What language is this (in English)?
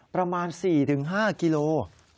Thai